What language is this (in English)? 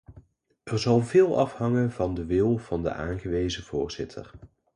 Dutch